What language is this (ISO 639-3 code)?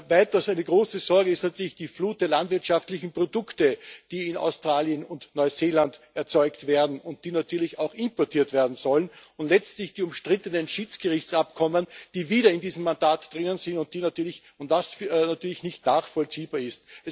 deu